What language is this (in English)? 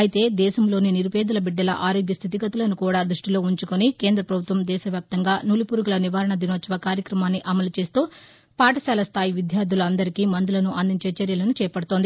Telugu